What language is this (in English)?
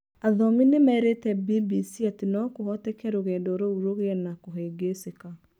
Kikuyu